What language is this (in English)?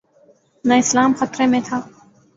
Urdu